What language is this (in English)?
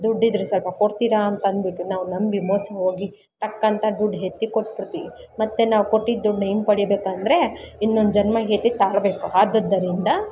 Kannada